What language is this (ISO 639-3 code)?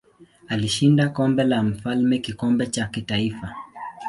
swa